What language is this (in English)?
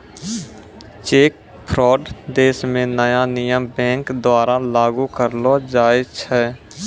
Maithili